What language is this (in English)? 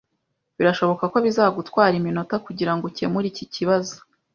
Kinyarwanda